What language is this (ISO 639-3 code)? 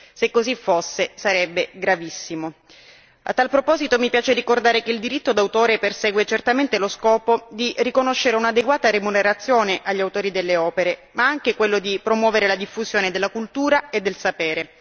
ita